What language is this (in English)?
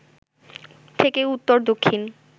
Bangla